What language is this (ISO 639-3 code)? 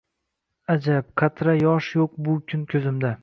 uzb